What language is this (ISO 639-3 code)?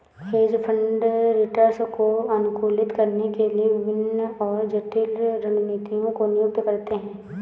hin